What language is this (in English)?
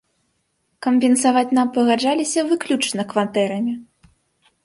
Belarusian